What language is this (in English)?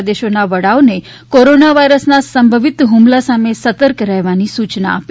Gujarati